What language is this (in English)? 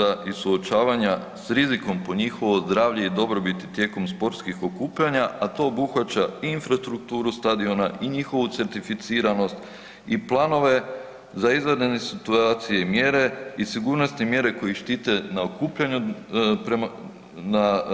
Croatian